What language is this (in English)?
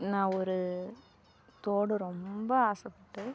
Tamil